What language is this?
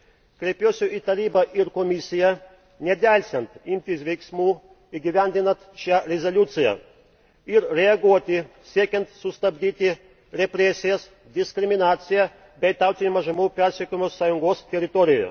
Lithuanian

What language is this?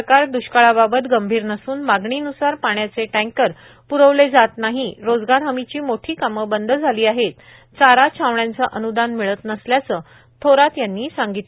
Marathi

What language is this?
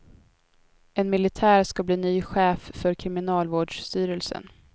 Swedish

